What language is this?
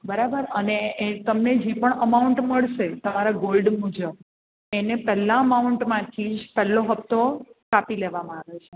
Gujarati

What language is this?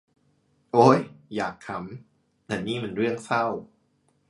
Thai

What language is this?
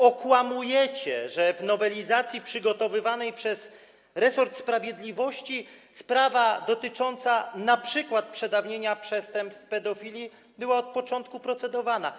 Polish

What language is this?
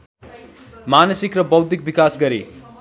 Nepali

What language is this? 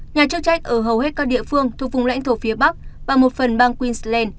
Vietnamese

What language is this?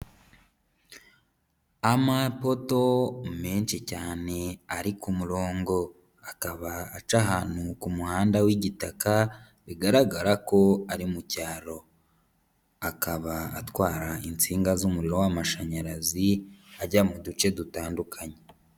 Kinyarwanda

